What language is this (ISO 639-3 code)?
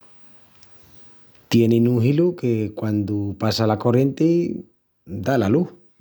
ext